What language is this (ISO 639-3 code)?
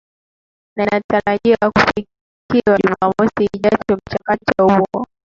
swa